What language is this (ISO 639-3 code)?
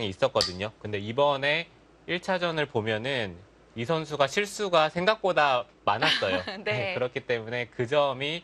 kor